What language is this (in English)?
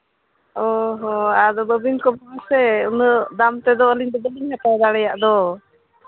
Santali